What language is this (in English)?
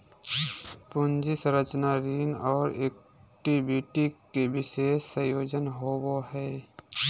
Magahi